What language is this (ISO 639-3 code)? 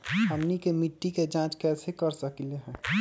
mag